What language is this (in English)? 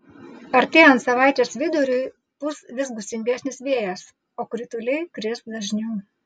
Lithuanian